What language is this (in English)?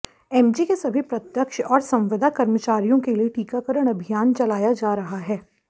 Hindi